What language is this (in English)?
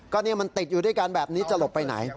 Thai